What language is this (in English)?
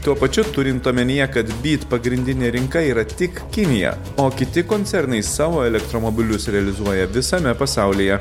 Lithuanian